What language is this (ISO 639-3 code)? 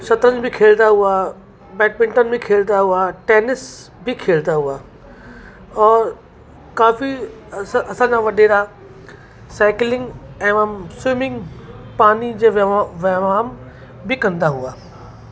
snd